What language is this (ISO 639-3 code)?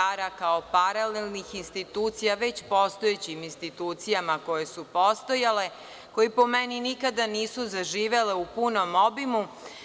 srp